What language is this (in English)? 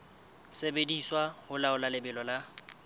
Southern Sotho